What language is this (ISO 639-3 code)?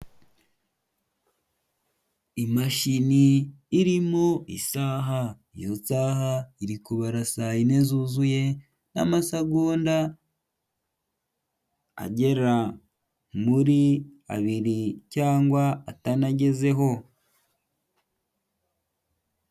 kin